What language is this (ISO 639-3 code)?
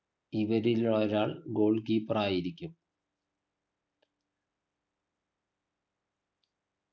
mal